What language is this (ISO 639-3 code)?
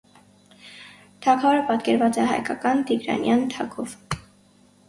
hye